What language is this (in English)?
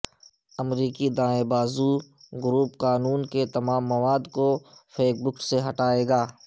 Urdu